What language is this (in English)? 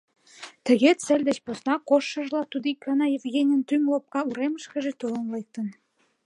Mari